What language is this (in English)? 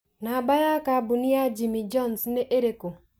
Kikuyu